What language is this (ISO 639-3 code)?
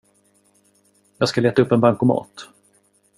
swe